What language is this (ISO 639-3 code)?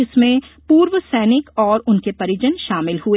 hin